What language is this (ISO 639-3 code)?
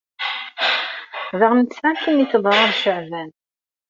kab